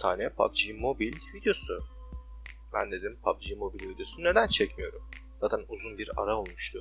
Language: Turkish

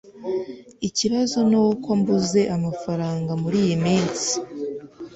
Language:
Kinyarwanda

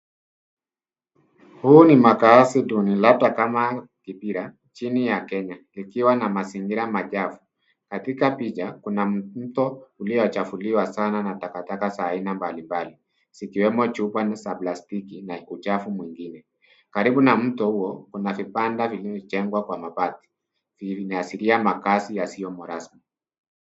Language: Swahili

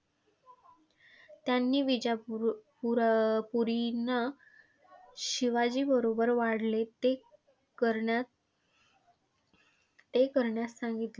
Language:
Marathi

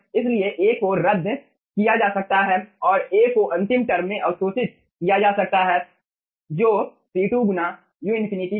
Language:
Hindi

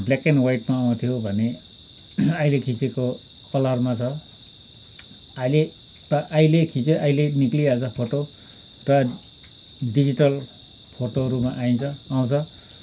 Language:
Nepali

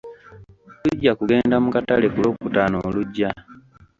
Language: Ganda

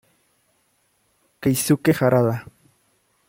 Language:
Spanish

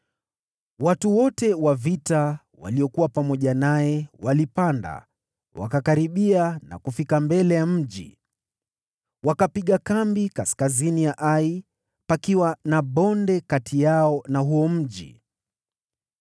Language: Swahili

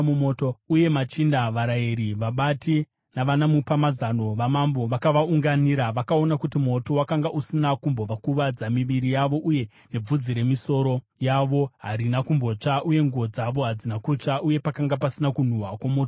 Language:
Shona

